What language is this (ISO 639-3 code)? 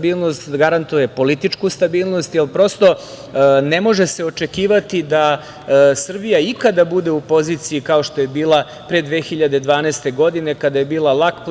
srp